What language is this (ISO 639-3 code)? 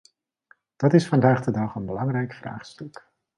nld